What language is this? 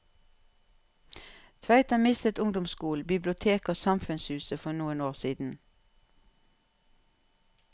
Norwegian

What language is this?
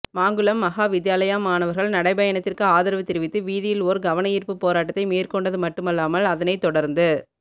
Tamil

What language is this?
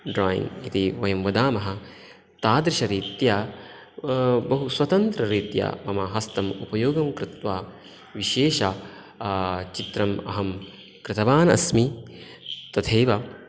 Sanskrit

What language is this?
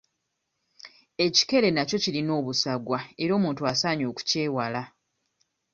Ganda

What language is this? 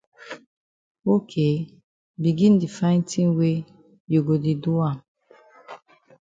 Cameroon Pidgin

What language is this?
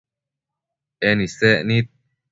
Matsés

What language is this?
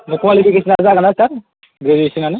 Bodo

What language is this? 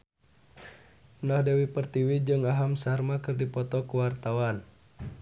Sundanese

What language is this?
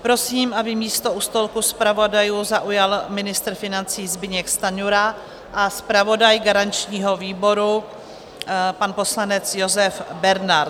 Czech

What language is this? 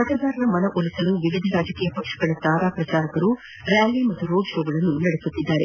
Kannada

